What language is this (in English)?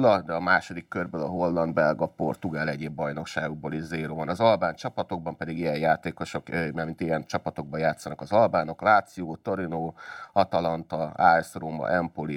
Hungarian